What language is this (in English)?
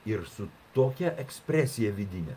Lithuanian